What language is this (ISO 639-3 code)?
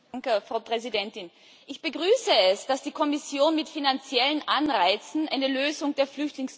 deu